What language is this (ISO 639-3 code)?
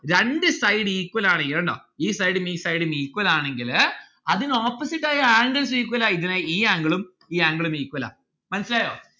mal